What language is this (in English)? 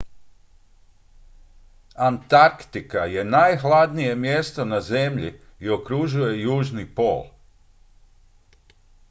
Croatian